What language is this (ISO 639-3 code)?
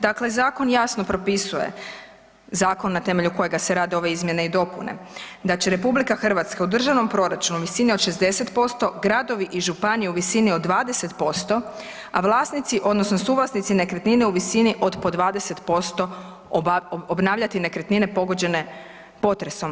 hrv